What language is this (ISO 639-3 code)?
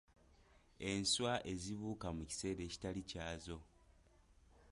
lug